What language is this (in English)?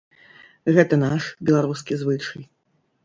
Belarusian